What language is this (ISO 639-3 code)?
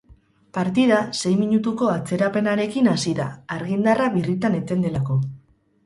eus